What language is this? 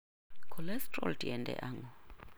Luo (Kenya and Tanzania)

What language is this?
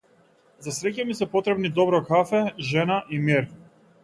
Macedonian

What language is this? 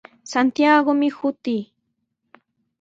Sihuas Ancash Quechua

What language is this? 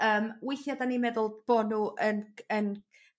Welsh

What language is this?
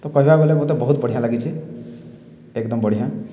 Odia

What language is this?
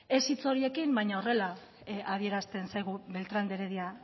Basque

